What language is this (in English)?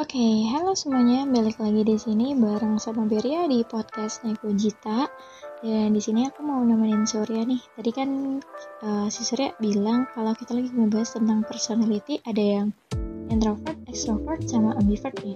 Indonesian